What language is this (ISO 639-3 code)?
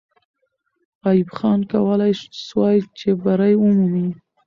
pus